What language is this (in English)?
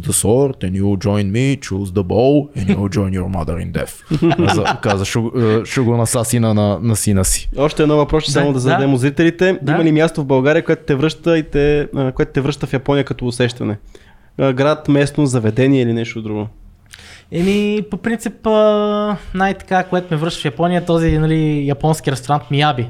Bulgarian